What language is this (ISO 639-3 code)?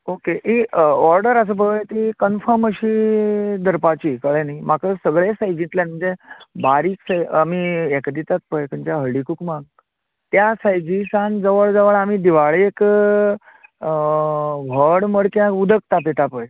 kok